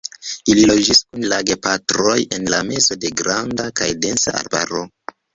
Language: Esperanto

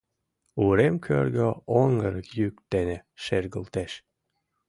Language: Mari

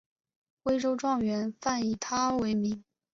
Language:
Chinese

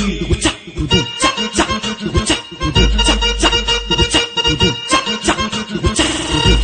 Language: Romanian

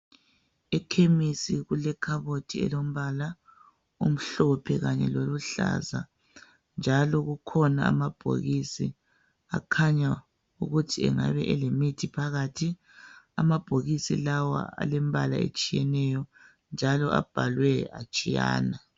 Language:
North Ndebele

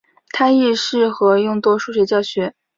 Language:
Chinese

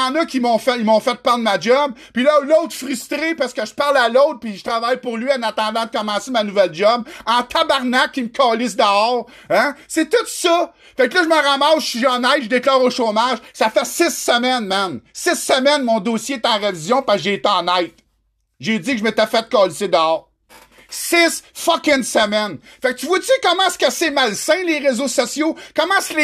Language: French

